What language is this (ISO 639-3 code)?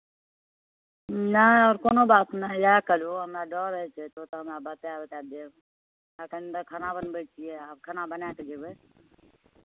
mai